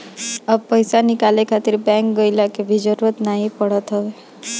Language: Bhojpuri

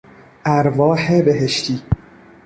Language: Persian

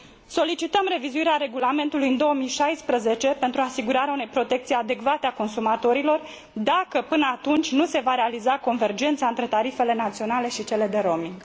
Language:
Romanian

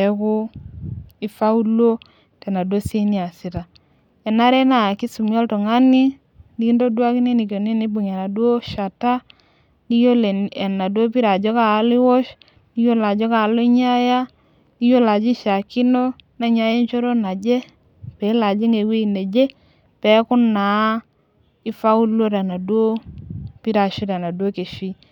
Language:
Masai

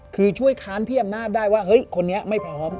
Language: Thai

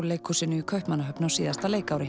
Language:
Icelandic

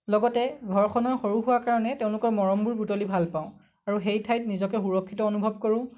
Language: Assamese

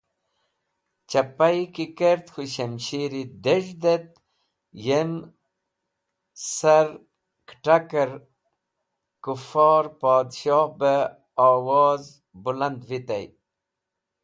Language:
Wakhi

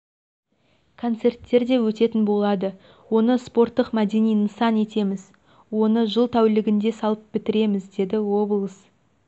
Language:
Kazakh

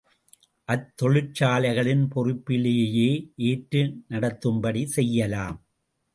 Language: Tamil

